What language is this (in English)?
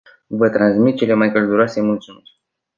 Romanian